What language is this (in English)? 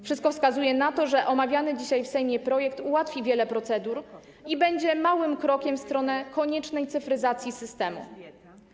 Polish